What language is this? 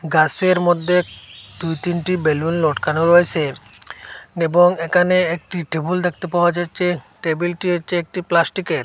Bangla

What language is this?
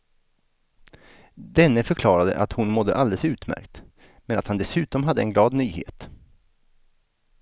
Swedish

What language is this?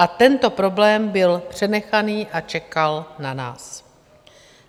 Czech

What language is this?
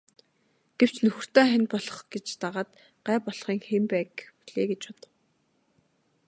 Mongolian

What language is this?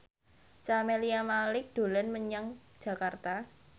Javanese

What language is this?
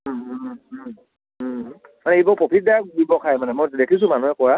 Assamese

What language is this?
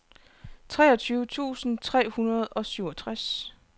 Danish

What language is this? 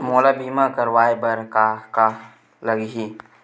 Chhattisgarhi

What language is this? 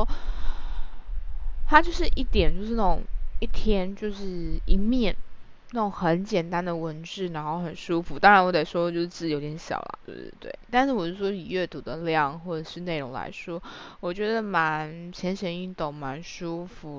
Chinese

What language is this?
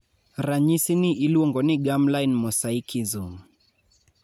Luo (Kenya and Tanzania)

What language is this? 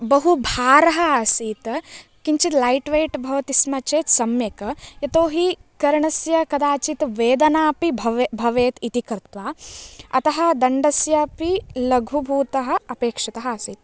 Sanskrit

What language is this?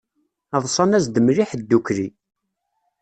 Kabyle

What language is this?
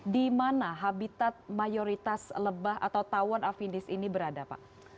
Indonesian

